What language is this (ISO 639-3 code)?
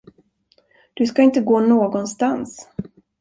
swe